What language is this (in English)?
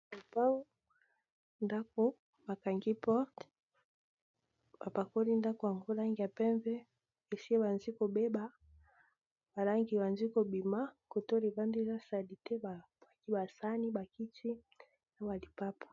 Lingala